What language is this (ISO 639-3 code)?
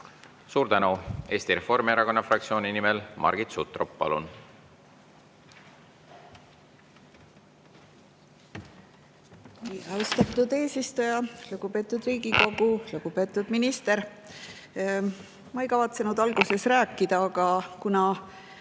est